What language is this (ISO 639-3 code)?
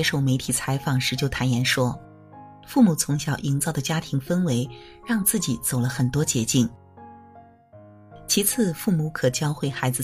zho